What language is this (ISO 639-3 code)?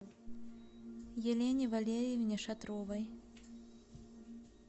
rus